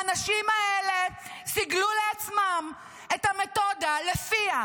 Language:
Hebrew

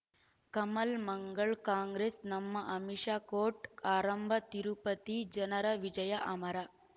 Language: Kannada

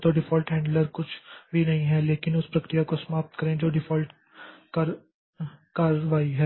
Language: Hindi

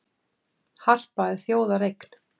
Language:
Icelandic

